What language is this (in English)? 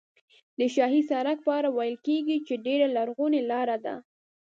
Pashto